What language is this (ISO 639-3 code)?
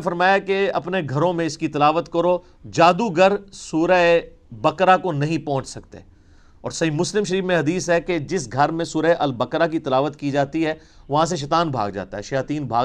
urd